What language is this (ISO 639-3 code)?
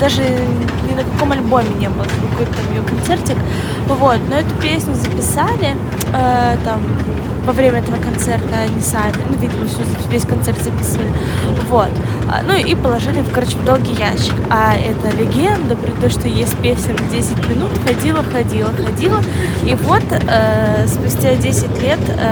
rus